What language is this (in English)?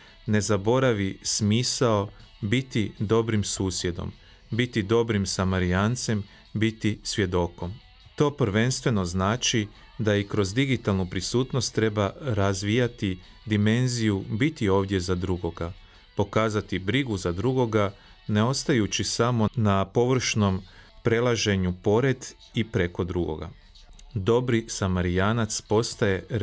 Croatian